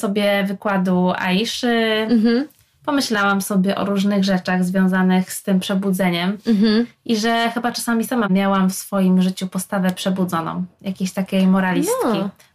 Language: Polish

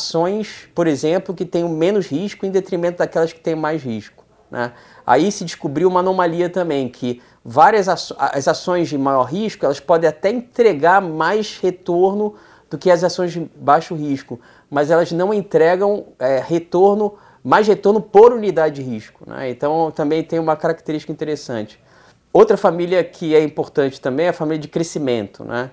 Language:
Portuguese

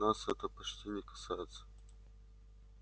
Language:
Russian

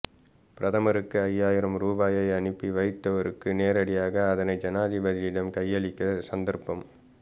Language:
Tamil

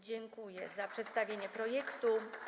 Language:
Polish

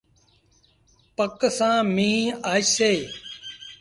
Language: Sindhi Bhil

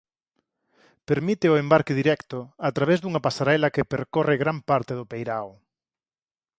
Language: Galician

